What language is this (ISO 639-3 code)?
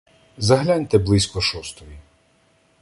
ukr